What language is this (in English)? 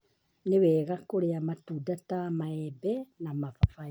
Kikuyu